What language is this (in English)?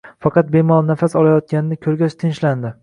Uzbek